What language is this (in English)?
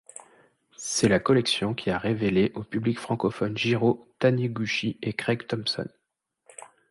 French